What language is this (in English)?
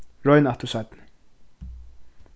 Faroese